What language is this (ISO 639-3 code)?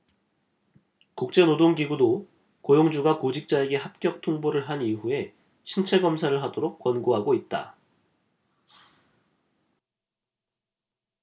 kor